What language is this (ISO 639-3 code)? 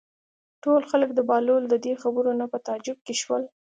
pus